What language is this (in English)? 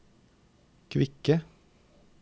Norwegian